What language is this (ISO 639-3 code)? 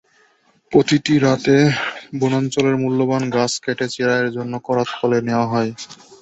ben